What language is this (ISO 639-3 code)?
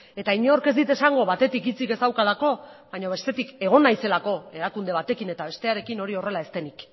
eus